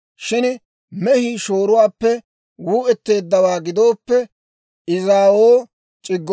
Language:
Dawro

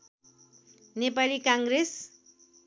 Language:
Nepali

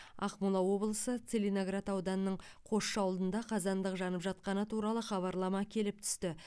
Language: Kazakh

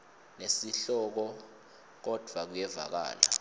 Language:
Swati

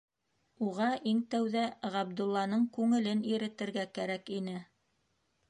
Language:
Bashkir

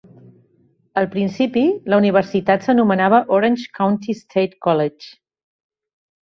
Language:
Catalan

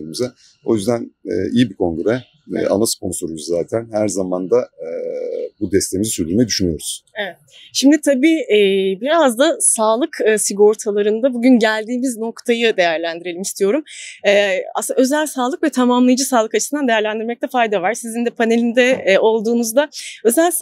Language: Turkish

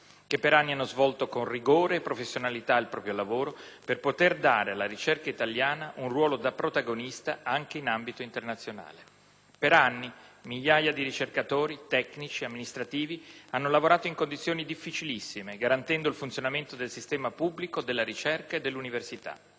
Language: Italian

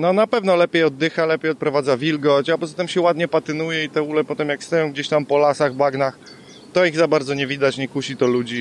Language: Polish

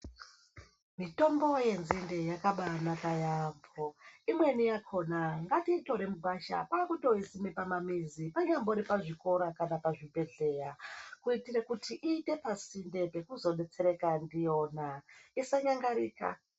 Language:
Ndau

